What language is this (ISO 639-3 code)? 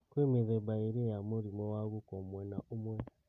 kik